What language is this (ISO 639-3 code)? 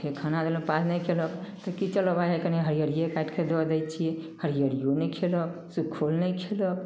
mai